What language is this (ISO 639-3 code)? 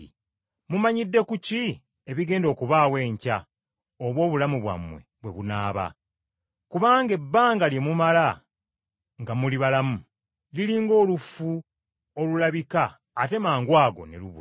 lug